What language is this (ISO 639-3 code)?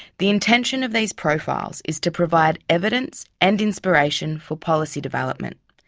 eng